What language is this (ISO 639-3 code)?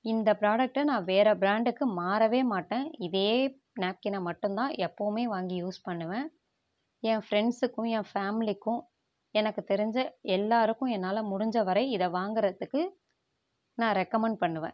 tam